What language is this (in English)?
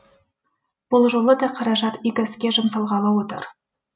Kazakh